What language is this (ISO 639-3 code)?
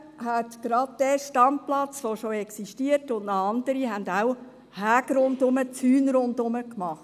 gsw